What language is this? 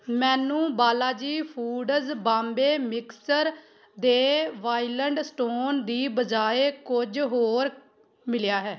Punjabi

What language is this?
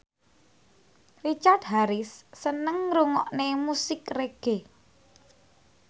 Javanese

